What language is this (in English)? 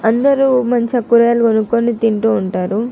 Telugu